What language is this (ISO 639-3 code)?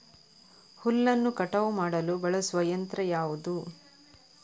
kan